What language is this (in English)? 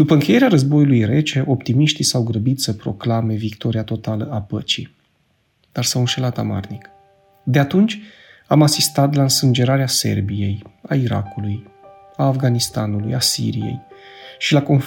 Romanian